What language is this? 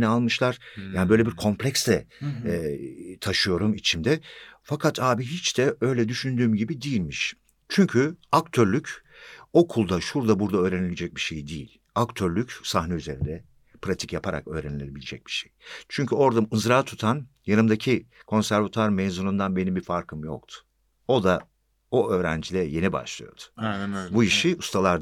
Turkish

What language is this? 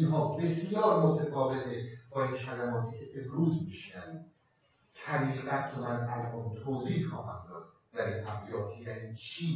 Persian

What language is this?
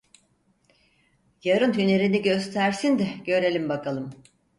Turkish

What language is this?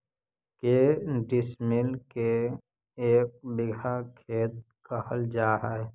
Magahi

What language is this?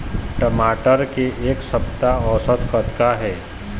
Chhattisgarhi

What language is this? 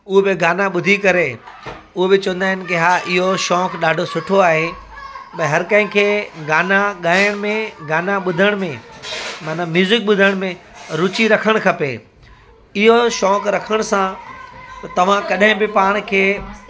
Sindhi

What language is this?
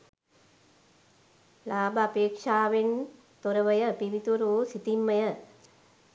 Sinhala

